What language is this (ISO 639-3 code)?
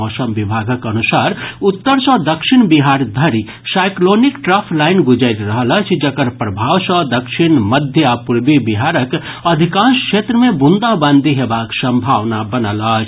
mai